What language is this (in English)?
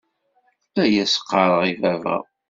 Kabyle